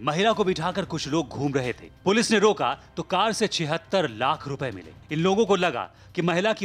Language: Hindi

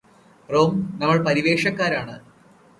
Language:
Malayalam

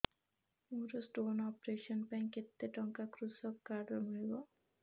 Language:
Odia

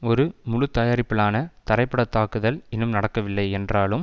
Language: Tamil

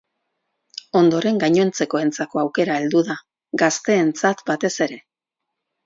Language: Basque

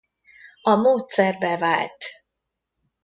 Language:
Hungarian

